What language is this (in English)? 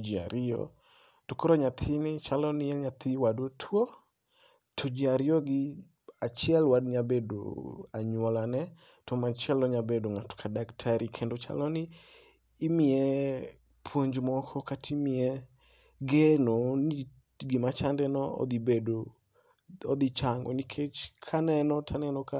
Luo (Kenya and Tanzania)